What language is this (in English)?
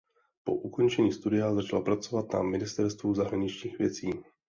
Czech